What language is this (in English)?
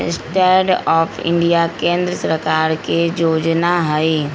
Magahi